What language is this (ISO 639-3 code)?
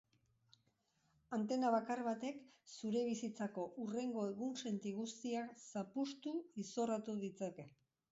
eus